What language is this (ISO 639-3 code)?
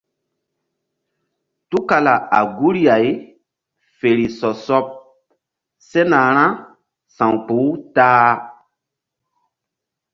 mdd